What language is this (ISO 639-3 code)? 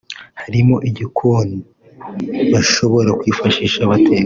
kin